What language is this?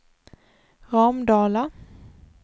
Swedish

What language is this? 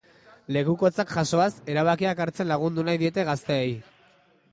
Basque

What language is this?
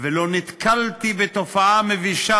Hebrew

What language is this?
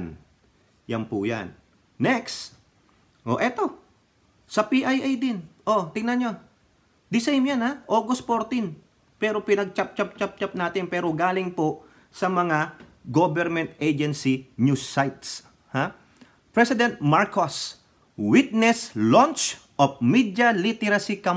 Filipino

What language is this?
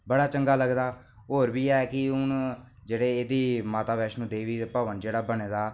Dogri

